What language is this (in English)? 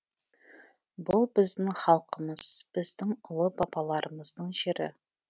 Kazakh